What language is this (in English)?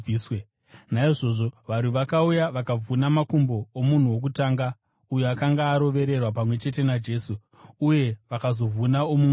Shona